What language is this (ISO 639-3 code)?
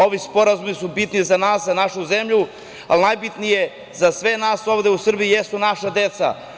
srp